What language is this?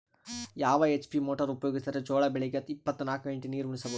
Kannada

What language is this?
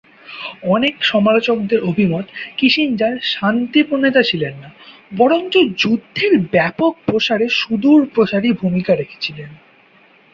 Bangla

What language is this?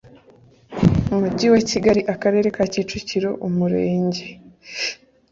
Kinyarwanda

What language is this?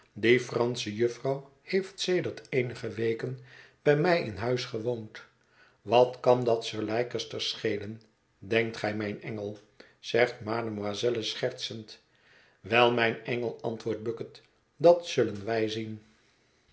Dutch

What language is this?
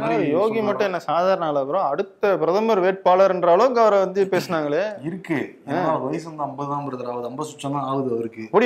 Tamil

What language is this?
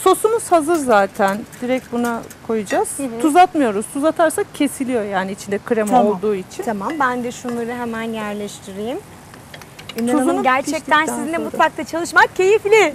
Turkish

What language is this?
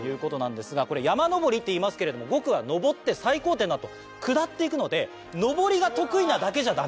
Japanese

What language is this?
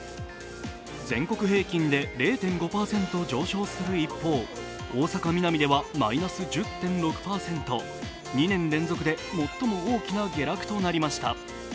Japanese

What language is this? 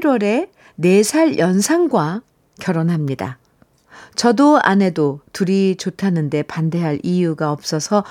Korean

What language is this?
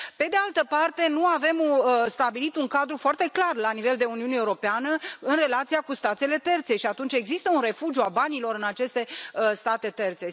Romanian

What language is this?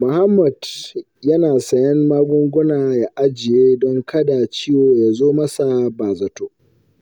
Hausa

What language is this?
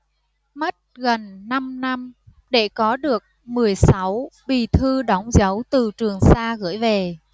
Vietnamese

